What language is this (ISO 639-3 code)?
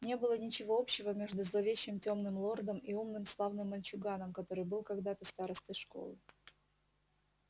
rus